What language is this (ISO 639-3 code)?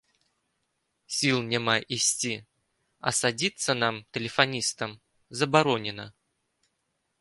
bel